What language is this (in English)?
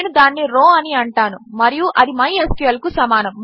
Telugu